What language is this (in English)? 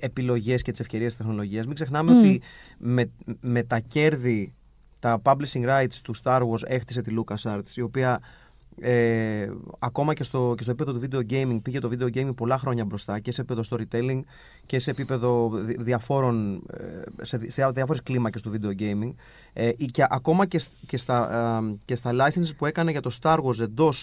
Greek